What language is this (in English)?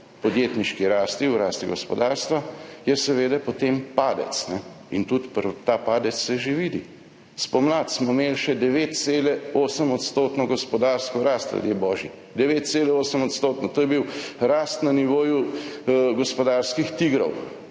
Slovenian